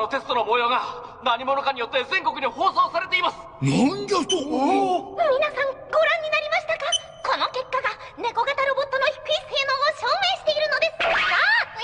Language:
Japanese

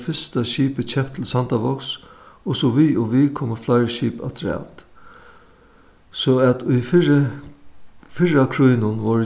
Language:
Faroese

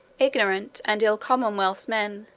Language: English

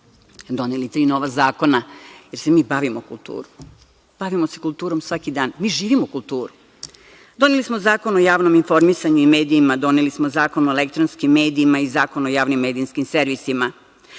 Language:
Serbian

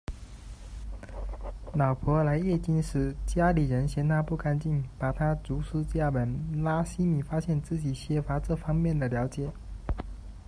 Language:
Chinese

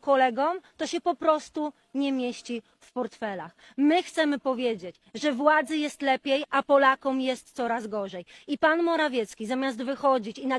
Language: Polish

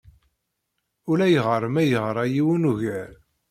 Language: Kabyle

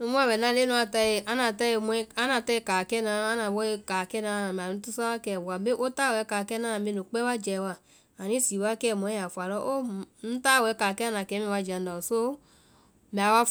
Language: Vai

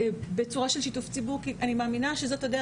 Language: Hebrew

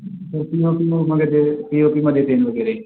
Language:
Marathi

